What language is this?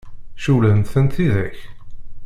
Kabyle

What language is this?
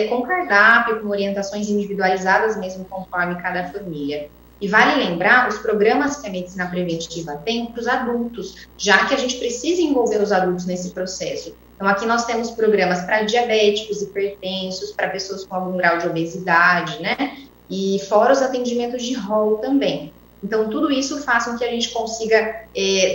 Portuguese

